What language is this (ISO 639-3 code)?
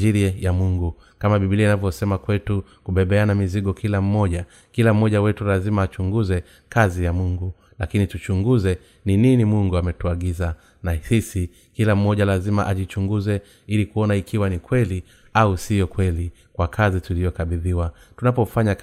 swa